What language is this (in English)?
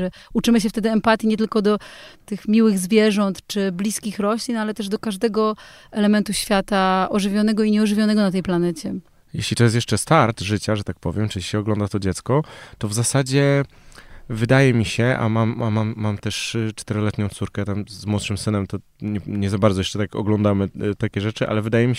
Polish